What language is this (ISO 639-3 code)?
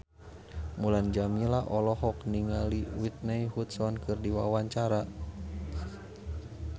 sun